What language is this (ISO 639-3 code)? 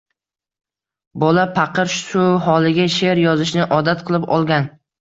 uzb